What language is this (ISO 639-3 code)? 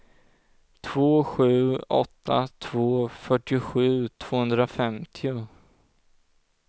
swe